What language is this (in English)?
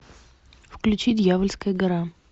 Russian